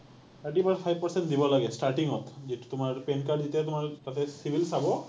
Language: Assamese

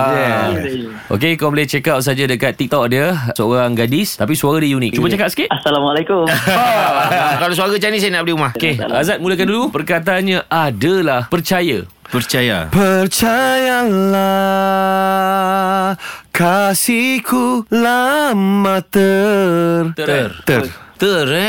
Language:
Malay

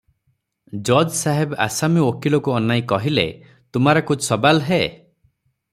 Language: Odia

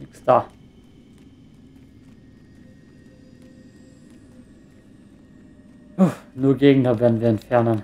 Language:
German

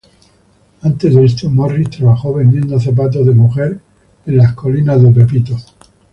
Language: Spanish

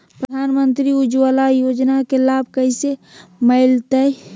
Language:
Magahi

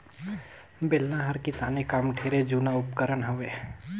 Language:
Chhattisgarhi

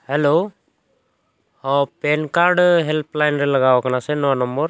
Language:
Santali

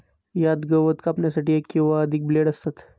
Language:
Marathi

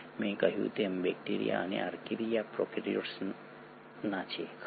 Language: Gujarati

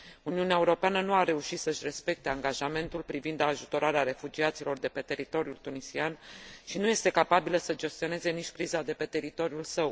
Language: Romanian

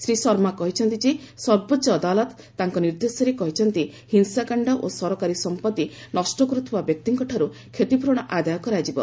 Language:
Odia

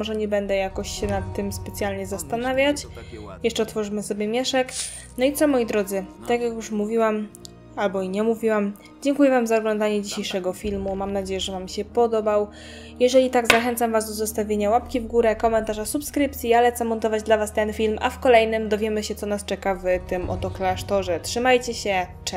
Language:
Polish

